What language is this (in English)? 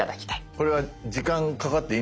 Japanese